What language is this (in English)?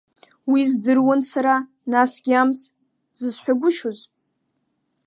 Abkhazian